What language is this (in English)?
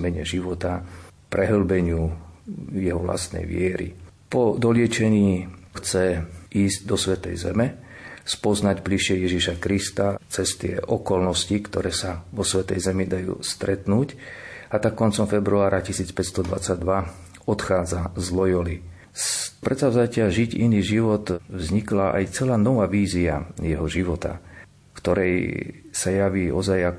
Slovak